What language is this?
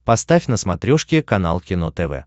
Russian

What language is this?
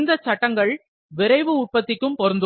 Tamil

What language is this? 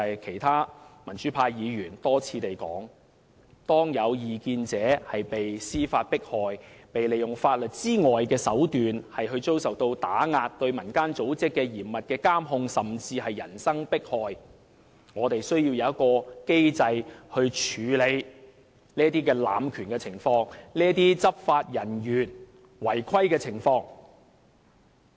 Cantonese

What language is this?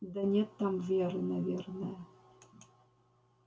Russian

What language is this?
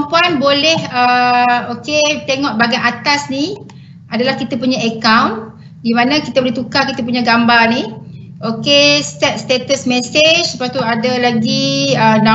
Malay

